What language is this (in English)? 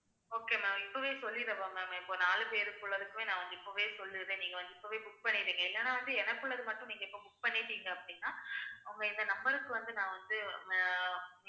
Tamil